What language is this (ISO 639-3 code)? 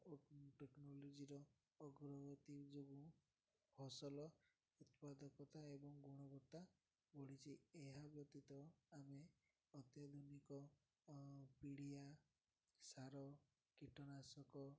ori